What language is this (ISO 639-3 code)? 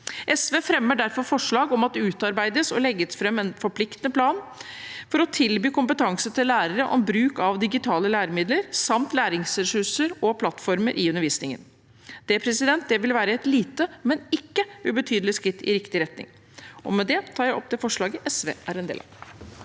nor